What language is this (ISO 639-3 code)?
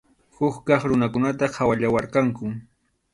qxu